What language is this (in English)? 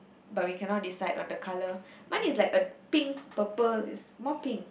English